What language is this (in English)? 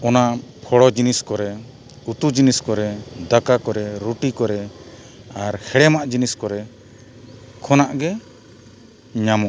Santali